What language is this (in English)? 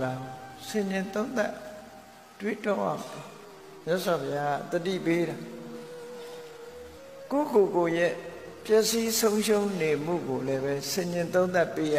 Turkish